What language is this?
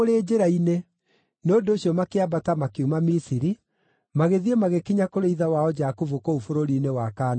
Kikuyu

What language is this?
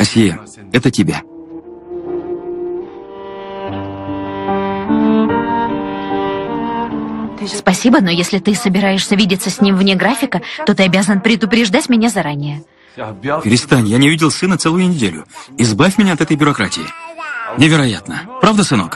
Russian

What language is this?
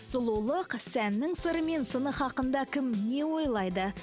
Kazakh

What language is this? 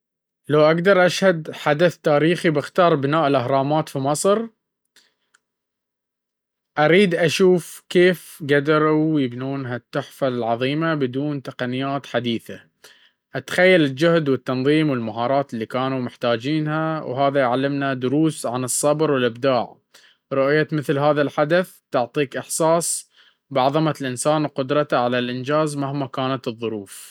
Baharna Arabic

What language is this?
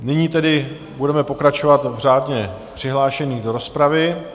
Czech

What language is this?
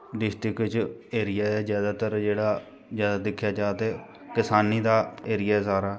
Dogri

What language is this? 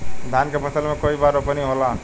Bhojpuri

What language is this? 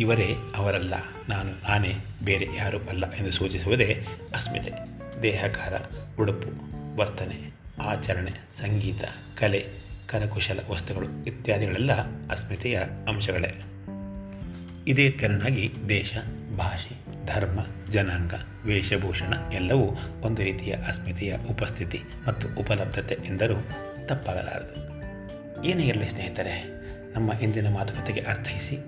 Kannada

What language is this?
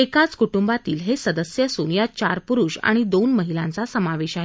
Marathi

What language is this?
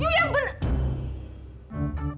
Indonesian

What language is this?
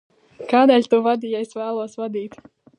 Latvian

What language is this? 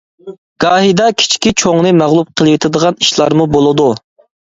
Uyghur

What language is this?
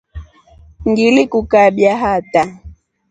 Rombo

